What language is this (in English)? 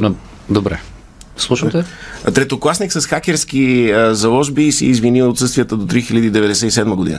Bulgarian